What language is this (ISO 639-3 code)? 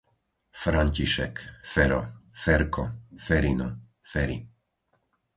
slk